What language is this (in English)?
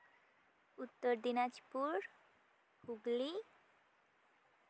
Santali